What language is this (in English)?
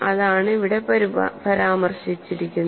Malayalam